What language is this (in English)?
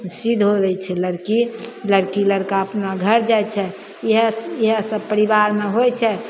Maithili